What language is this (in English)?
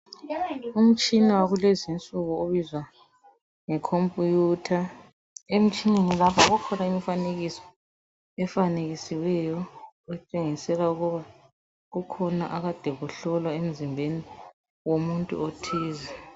North Ndebele